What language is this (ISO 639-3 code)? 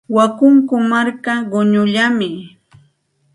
qxt